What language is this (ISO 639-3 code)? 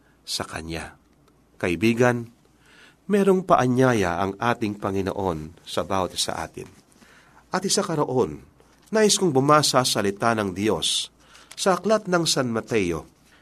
fil